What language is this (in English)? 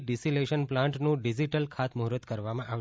Gujarati